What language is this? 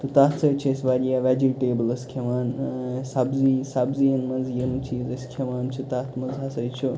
Kashmiri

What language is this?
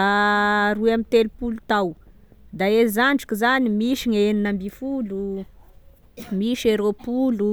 Tesaka Malagasy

